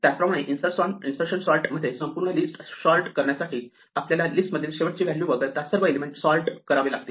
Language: Marathi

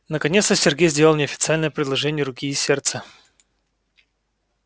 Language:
Russian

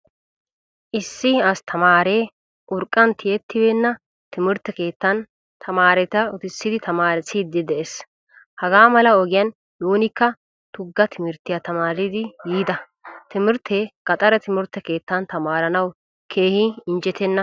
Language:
Wolaytta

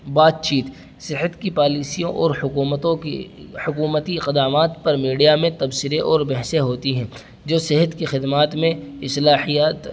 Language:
Urdu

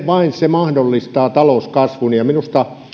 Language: Finnish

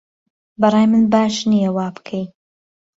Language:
Central Kurdish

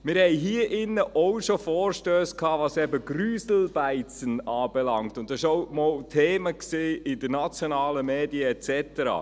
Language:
Swiss German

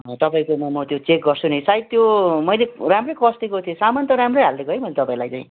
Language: Nepali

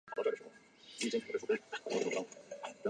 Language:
Chinese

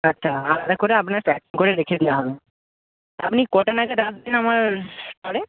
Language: Bangla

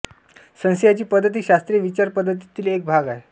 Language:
Marathi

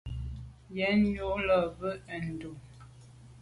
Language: Medumba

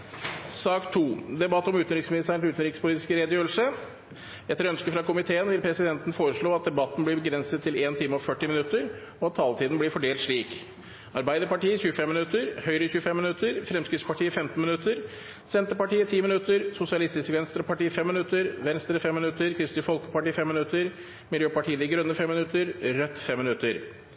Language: Norwegian Bokmål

